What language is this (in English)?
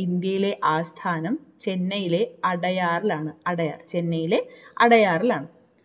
Malayalam